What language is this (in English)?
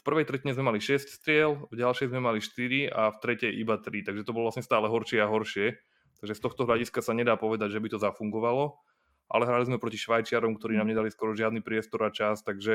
Slovak